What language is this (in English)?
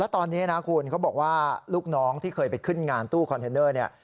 Thai